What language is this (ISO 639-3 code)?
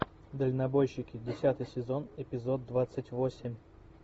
rus